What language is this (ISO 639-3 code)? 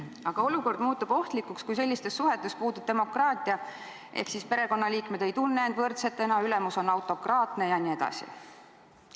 est